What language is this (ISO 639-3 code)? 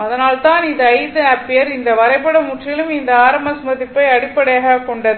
tam